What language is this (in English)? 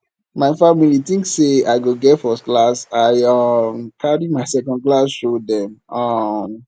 Nigerian Pidgin